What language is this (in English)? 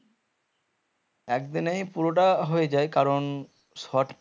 Bangla